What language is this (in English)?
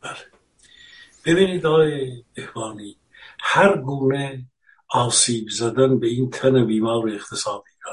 Persian